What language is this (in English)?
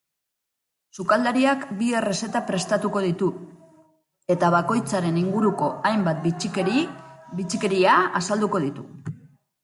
Basque